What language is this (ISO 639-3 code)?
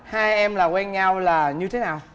vie